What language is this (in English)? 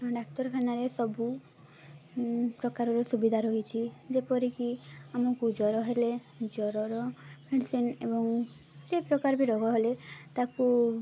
Odia